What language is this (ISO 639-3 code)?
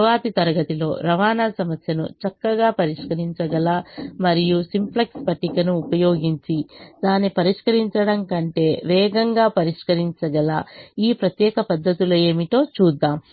tel